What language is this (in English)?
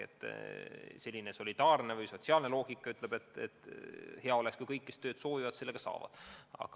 Estonian